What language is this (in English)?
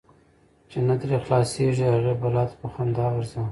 Pashto